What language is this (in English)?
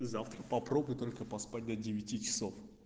Russian